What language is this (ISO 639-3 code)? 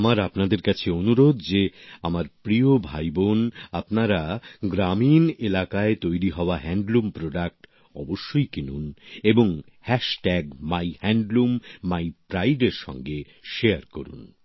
ben